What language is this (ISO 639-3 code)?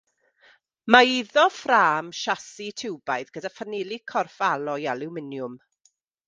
cym